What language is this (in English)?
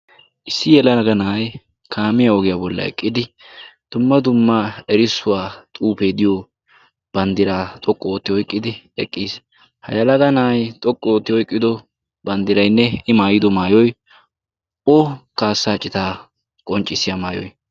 Wolaytta